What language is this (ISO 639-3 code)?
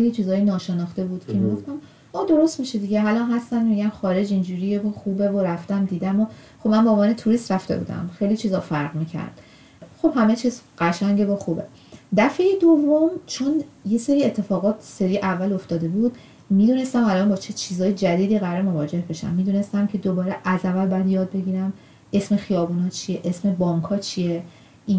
fas